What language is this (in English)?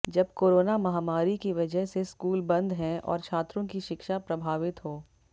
Hindi